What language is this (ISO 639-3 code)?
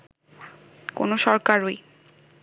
ben